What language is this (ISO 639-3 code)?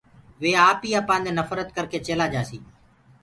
ggg